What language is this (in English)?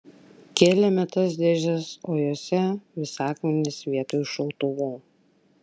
Lithuanian